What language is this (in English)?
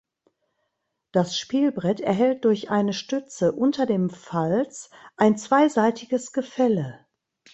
German